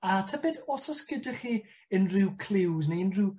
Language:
Welsh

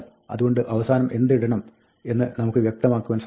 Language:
Malayalam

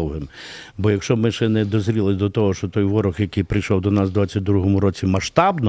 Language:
Ukrainian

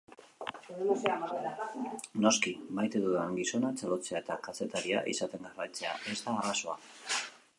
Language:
Basque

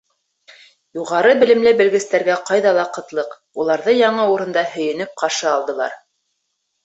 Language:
Bashkir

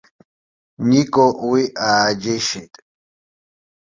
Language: Abkhazian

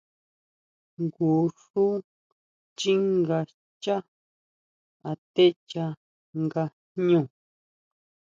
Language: Huautla Mazatec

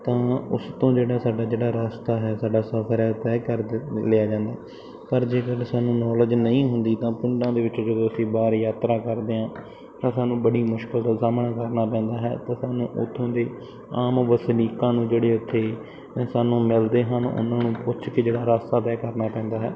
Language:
Punjabi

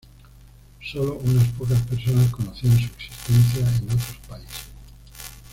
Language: Spanish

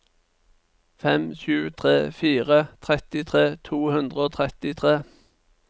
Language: Norwegian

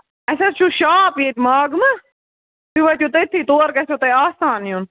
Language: Kashmiri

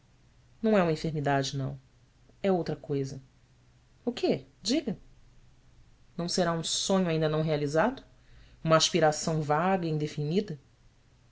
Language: Portuguese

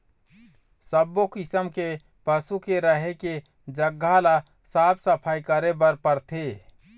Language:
Chhattisgarhi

